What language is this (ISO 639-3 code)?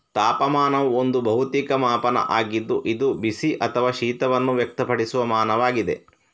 kan